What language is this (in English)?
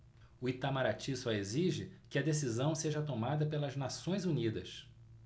Portuguese